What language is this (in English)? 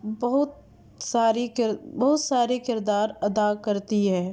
Urdu